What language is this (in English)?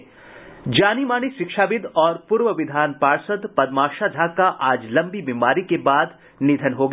Hindi